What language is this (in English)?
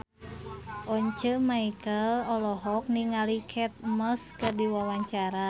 Sundanese